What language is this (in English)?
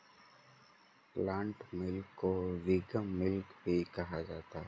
Hindi